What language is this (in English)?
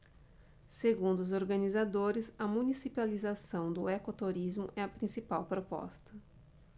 Portuguese